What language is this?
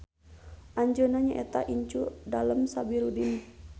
Sundanese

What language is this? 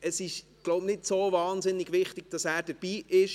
Swiss German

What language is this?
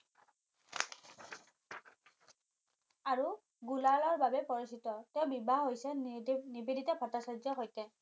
Assamese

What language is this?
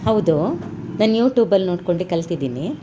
Kannada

